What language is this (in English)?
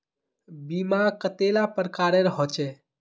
Magahi